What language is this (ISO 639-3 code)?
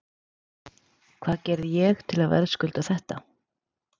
isl